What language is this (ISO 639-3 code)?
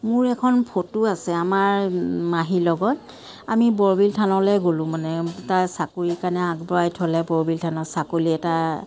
asm